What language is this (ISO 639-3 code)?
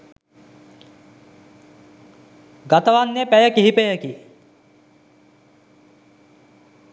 sin